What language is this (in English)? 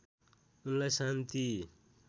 Nepali